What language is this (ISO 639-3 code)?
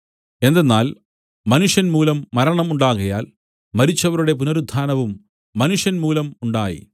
mal